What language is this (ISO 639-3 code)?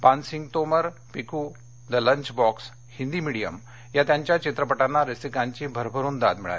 mar